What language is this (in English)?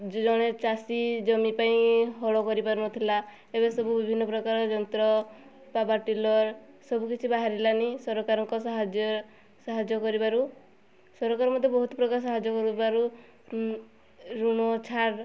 Odia